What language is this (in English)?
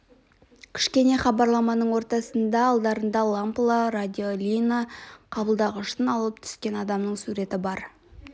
Kazakh